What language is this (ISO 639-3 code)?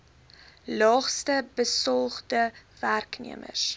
afr